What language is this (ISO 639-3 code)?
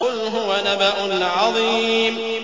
ara